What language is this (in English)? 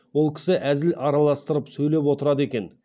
Kazakh